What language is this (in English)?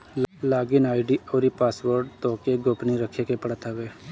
Bhojpuri